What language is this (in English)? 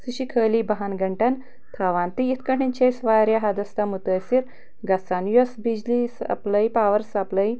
Kashmiri